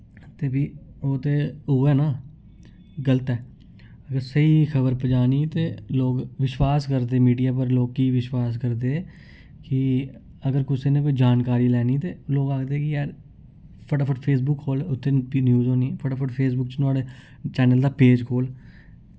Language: Dogri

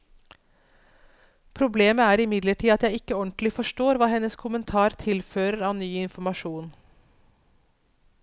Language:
Norwegian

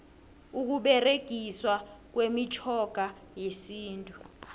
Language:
South Ndebele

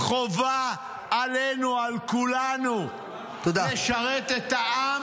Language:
Hebrew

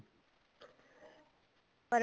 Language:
Punjabi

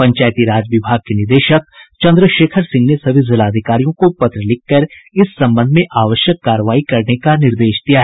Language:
Hindi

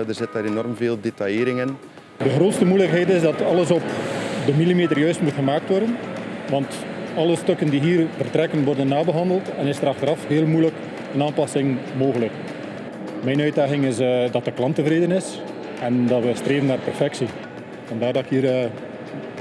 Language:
Dutch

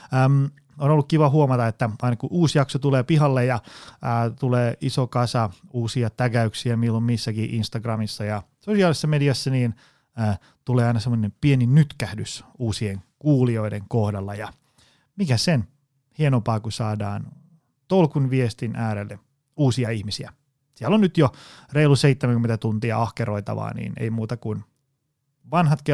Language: Finnish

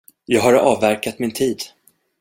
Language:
Swedish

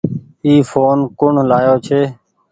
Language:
Goaria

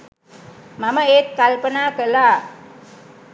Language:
Sinhala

